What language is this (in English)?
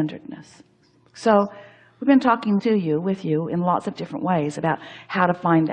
English